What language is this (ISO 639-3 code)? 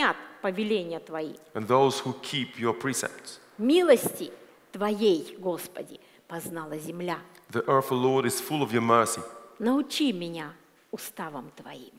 rus